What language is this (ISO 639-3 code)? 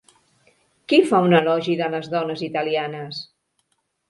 cat